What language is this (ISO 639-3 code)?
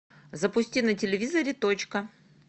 rus